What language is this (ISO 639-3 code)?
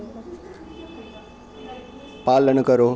doi